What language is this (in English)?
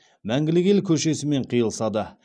Kazakh